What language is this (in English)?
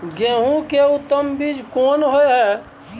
Maithili